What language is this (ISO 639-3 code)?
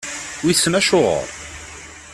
kab